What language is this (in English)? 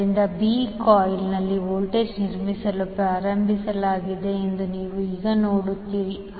Kannada